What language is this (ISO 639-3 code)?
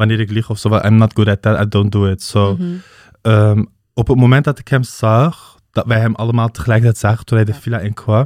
nld